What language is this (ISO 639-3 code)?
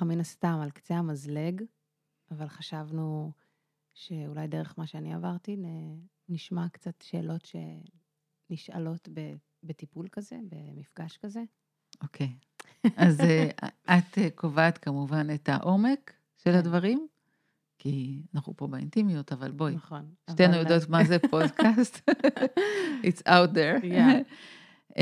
heb